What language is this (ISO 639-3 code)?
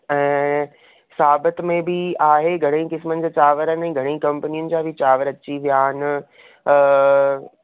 snd